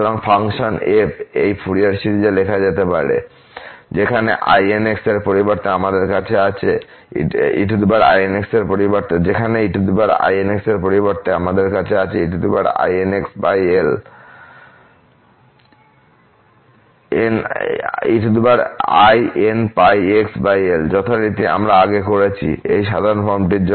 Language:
Bangla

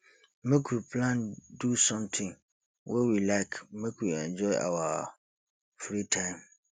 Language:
Nigerian Pidgin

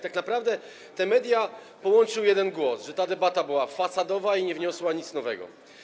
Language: Polish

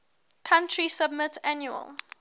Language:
English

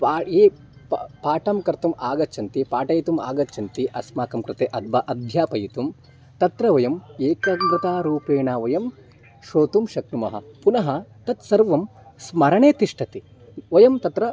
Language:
Sanskrit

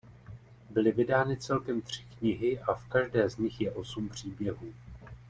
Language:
Czech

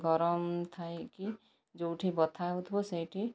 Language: Odia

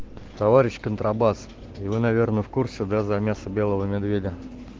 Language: Russian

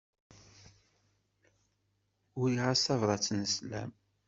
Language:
Kabyle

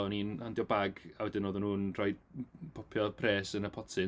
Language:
Welsh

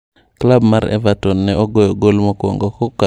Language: Luo (Kenya and Tanzania)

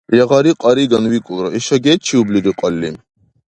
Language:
Dargwa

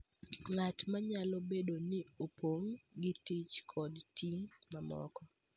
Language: Luo (Kenya and Tanzania)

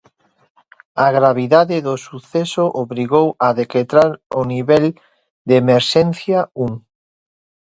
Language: Galician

